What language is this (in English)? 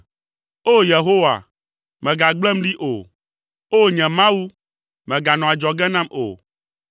Ewe